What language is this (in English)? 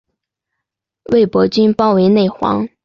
Chinese